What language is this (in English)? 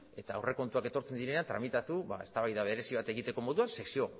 Basque